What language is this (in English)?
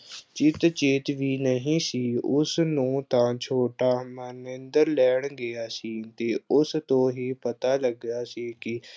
Punjabi